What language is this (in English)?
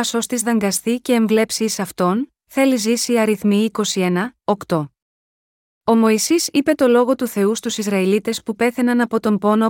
Greek